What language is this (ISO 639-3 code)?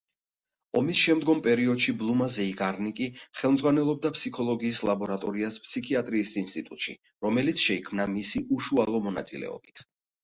kat